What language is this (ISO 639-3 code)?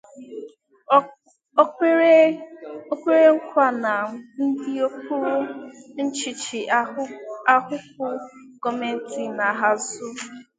ibo